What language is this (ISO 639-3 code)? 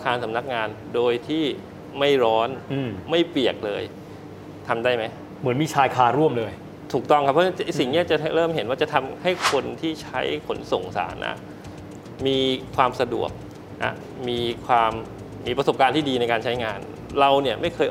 tha